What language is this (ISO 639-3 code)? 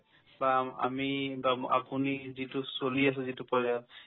asm